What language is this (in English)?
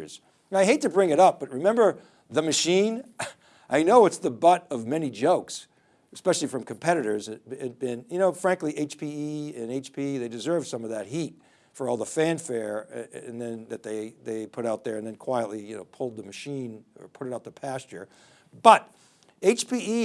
English